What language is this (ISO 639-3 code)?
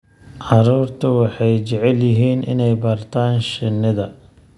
som